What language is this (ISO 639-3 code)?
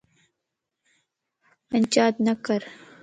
lss